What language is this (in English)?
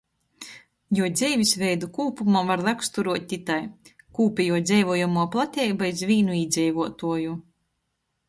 Latgalian